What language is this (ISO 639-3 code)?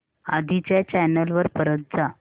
mar